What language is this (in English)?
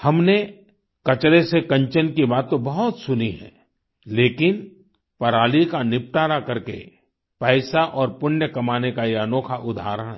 Hindi